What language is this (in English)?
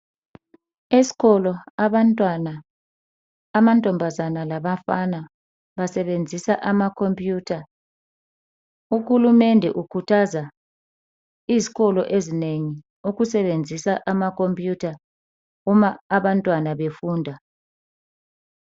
North Ndebele